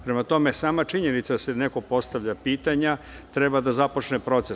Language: Serbian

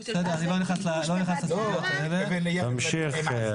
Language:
Hebrew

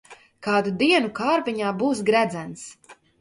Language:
Latvian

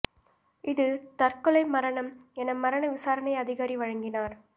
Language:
Tamil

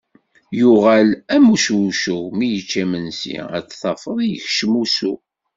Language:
Kabyle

